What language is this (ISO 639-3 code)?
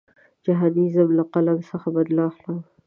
pus